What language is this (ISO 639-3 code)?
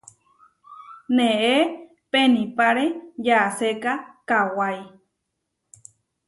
var